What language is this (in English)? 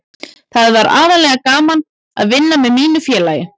Icelandic